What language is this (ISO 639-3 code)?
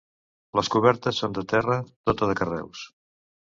cat